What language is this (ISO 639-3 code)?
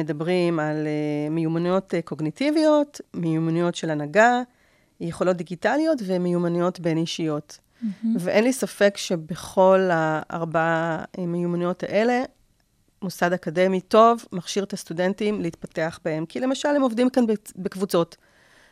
heb